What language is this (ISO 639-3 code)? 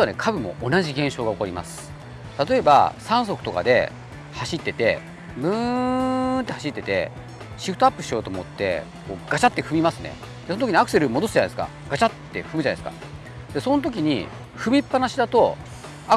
jpn